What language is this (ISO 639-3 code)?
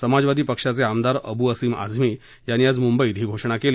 mar